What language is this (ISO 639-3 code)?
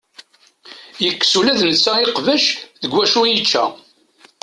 kab